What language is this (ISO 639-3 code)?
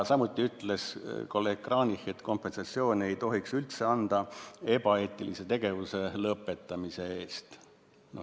est